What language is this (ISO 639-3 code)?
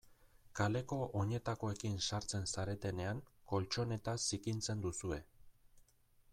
eus